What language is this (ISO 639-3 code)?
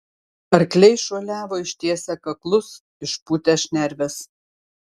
lit